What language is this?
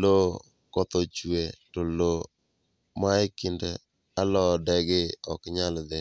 Luo (Kenya and Tanzania)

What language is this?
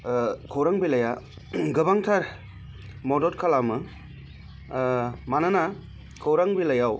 Bodo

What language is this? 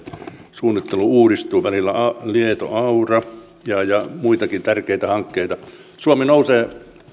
Finnish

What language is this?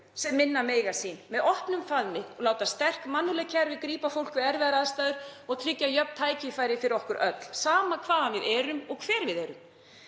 Icelandic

